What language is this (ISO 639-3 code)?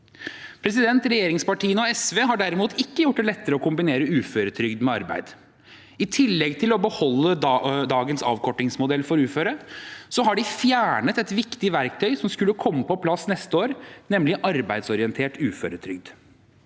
nor